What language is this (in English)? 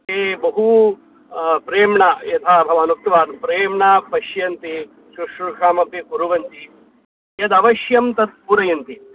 Sanskrit